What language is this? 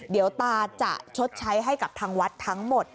Thai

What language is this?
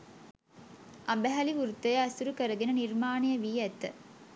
Sinhala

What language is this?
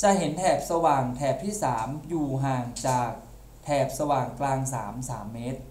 Thai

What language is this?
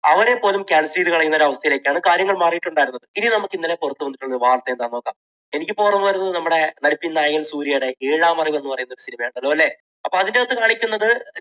Malayalam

